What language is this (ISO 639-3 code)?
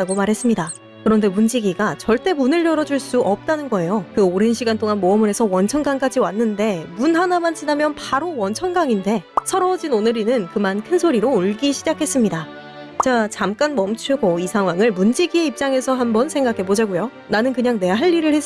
kor